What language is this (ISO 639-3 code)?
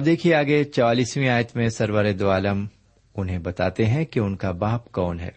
urd